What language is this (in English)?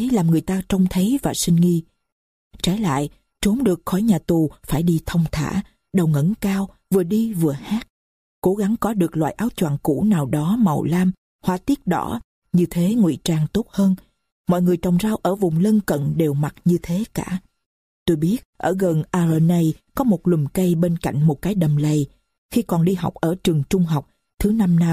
Vietnamese